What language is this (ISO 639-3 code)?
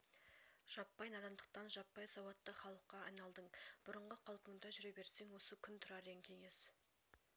kaz